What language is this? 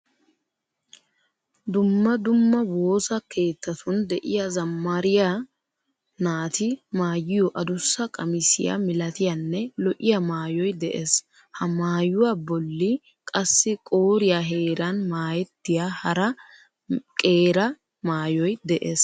Wolaytta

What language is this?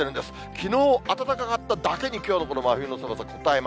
Japanese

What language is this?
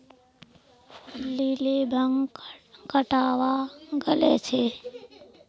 Magahi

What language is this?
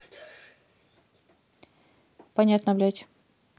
Russian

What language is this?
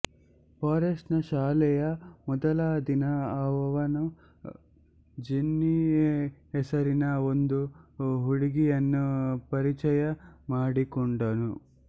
Kannada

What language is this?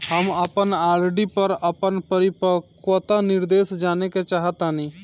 Bhojpuri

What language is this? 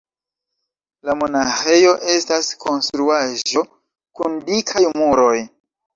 Esperanto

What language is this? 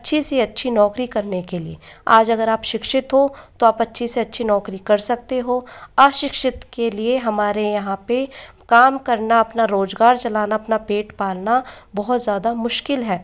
Hindi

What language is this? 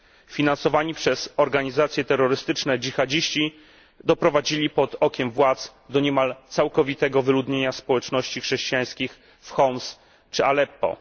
Polish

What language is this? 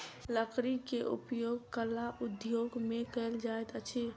Maithili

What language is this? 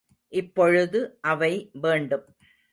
Tamil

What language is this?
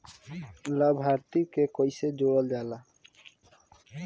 Bhojpuri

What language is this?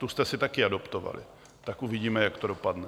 Czech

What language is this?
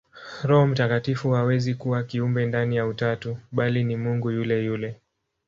Swahili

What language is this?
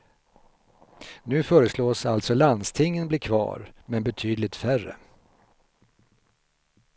Swedish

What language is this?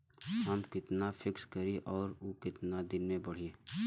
Bhojpuri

